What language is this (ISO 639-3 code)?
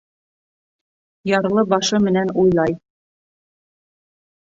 bak